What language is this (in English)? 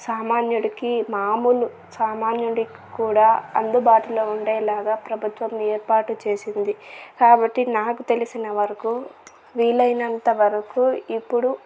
Telugu